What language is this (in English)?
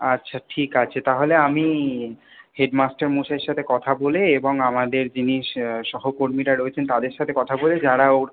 Bangla